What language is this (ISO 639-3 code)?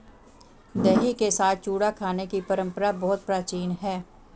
hin